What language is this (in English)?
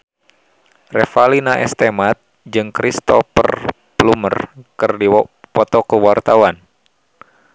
Sundanese